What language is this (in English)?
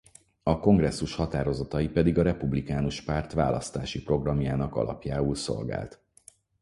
Hungarian